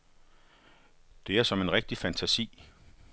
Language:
Danish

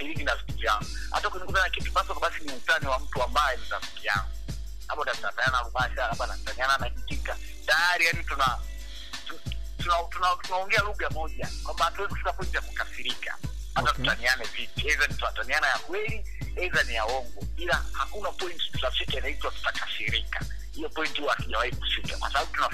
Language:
Swahili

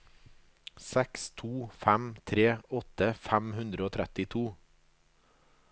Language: Norwegian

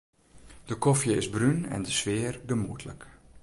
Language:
Western Frisian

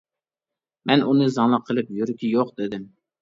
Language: Uyghur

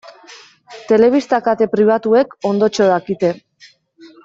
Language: Basque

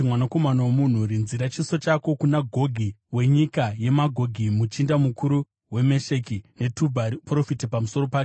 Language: Shona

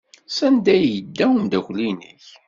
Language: Kabyle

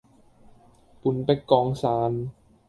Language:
Cantonese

